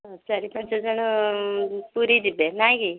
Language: Odia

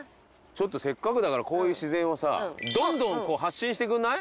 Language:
Japanese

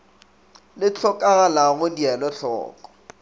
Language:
Northern Sotho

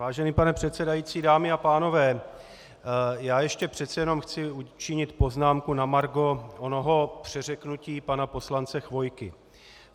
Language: Czech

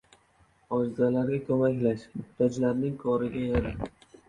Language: Uzbek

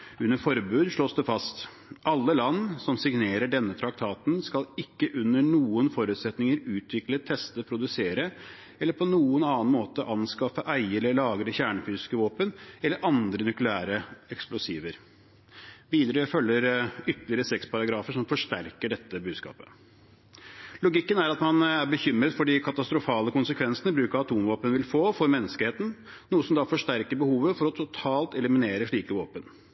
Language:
Norwegian Bokmål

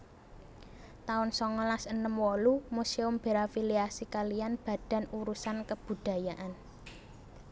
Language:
Javanese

